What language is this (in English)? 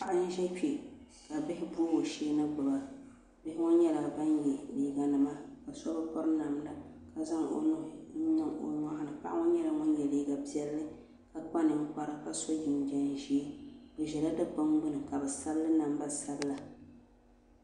Dagbani